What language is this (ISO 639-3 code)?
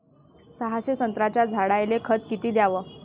mar